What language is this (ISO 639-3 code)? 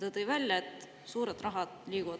est